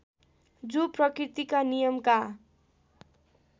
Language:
Nepali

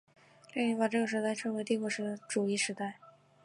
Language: Chinese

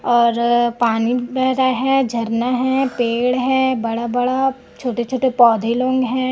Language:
Hindi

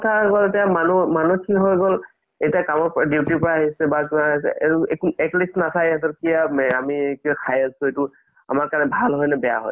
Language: Assamese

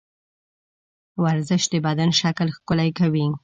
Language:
Pashto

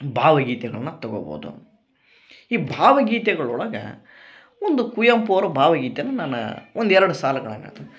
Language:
Kannada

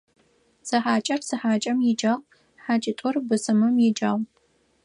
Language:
Adyghe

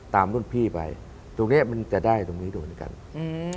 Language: Thai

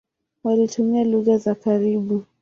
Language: Swahili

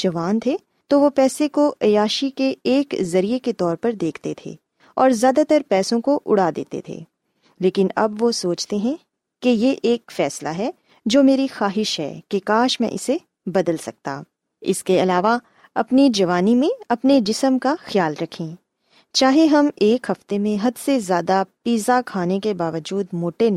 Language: Urdu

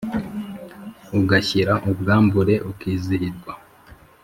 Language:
Kinyarwanda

